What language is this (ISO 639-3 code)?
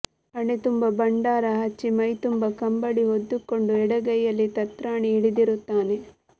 kan